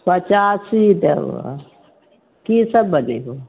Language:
Maithili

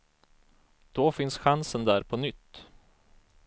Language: Swedish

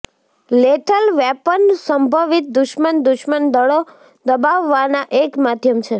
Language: Gujarati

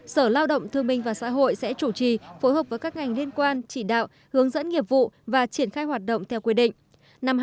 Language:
Vietnamese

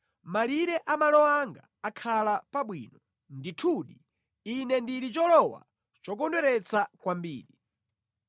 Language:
Nyanja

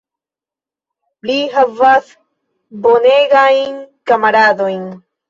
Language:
Esperanto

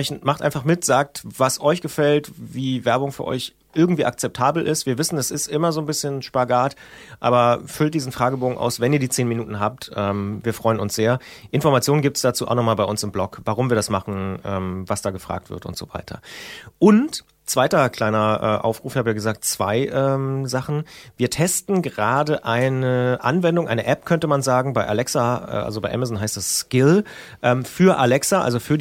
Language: German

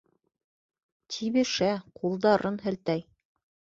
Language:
Bashkir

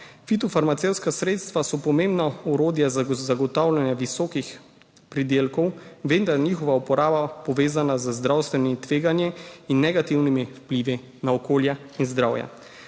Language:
Slovenian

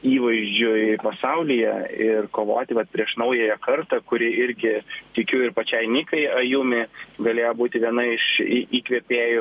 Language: Lithuanian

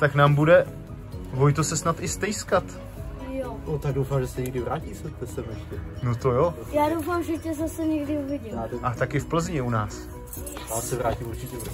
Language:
Czech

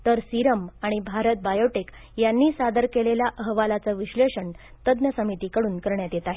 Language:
Marathi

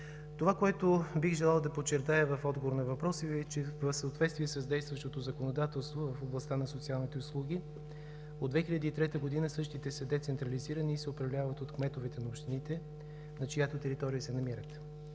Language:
Bulgarian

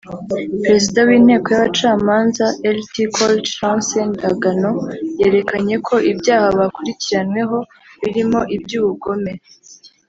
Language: Kinyarwanda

